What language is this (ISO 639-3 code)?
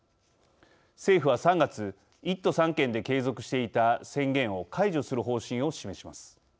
jpn